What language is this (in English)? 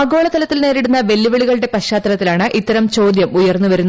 Malayalam